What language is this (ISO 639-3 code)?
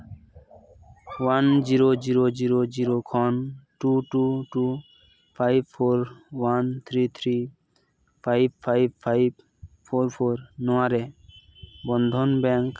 sat